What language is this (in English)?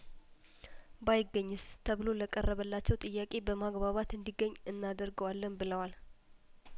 Amharic